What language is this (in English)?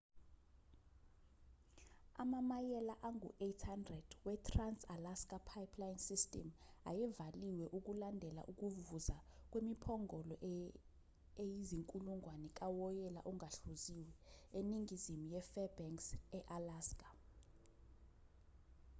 Zulu